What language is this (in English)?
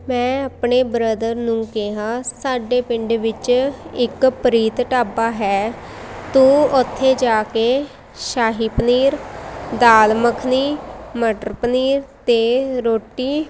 Punjabi